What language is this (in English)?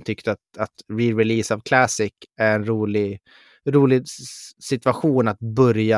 Swedish